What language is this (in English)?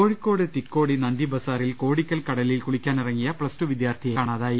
Malayalam